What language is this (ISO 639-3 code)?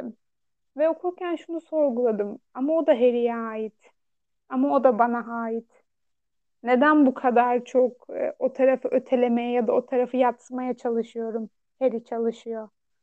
tur